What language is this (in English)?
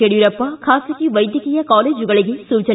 Kannada